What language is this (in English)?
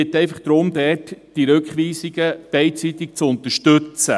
Swiss German